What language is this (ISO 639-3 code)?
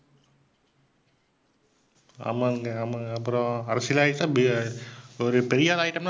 tam